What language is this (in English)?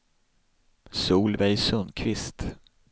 Swedish